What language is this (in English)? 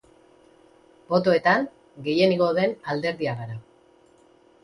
Basque